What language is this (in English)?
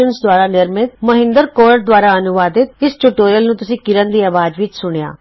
Punjabi